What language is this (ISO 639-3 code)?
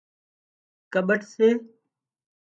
kxp